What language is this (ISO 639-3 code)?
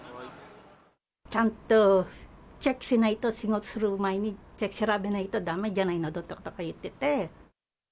jpn